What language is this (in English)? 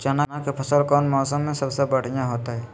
Magahi